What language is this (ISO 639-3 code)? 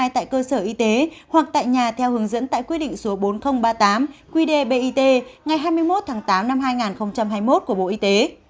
vie